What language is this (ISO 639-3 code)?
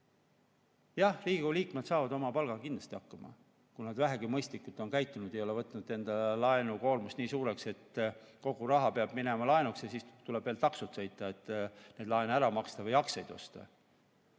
est